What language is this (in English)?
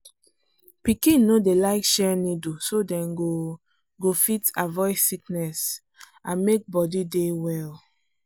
Nigerian Pidgin